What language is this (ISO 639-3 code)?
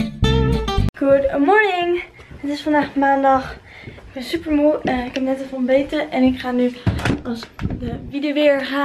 nld